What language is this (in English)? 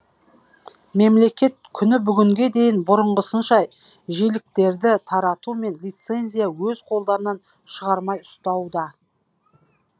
Kazakh